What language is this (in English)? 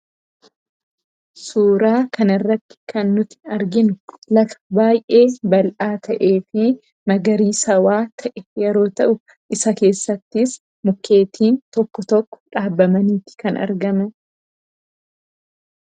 Oromo